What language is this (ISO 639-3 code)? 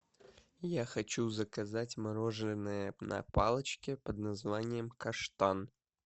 rus